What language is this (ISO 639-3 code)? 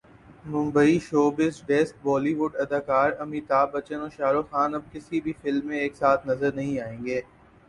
urd